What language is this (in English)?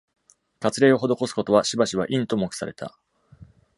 Japanese